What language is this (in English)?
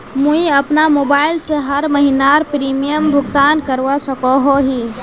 Magahi